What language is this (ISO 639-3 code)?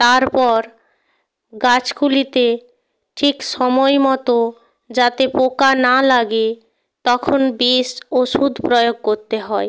ben